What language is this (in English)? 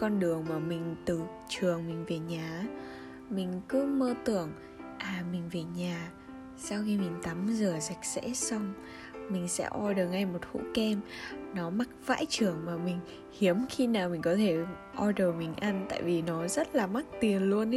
Vietnamese